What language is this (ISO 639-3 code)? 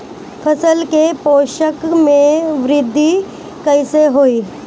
bho